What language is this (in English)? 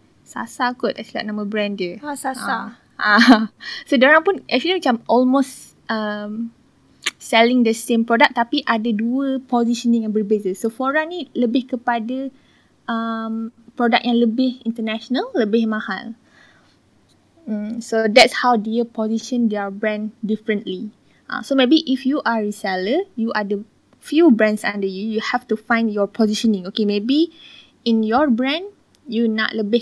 Malay